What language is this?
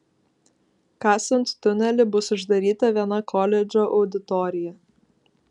Lithuanian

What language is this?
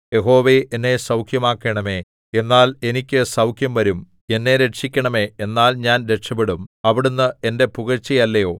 Malayalam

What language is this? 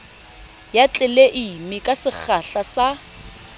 Southern Sotho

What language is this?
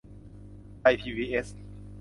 Thai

